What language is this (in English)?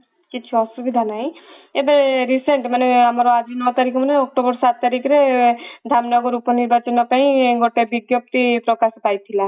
Odia